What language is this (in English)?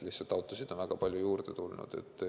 Estonian